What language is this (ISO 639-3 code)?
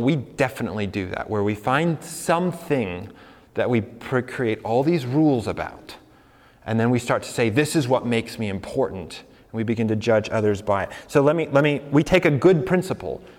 eng